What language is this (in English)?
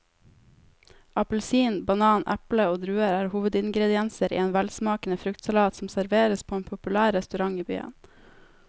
Norwegian